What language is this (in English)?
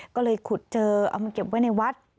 Thai